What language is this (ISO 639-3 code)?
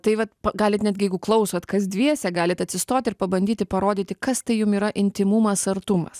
lit